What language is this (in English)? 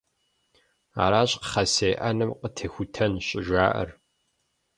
Kabardian